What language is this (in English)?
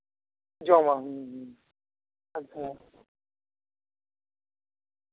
Santali